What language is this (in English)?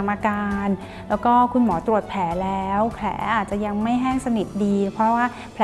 Thai